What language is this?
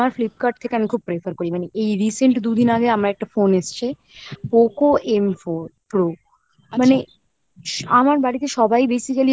Bangla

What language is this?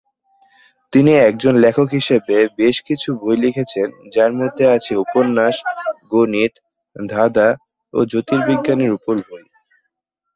Bangla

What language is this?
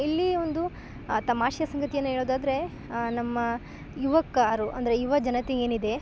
Kannada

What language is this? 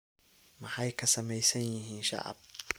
Somali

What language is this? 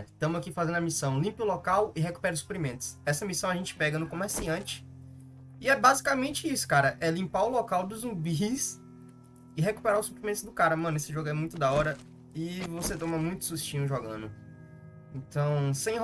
Portuguese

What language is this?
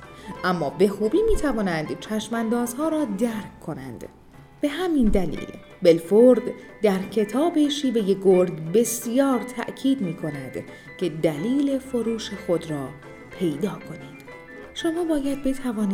Persian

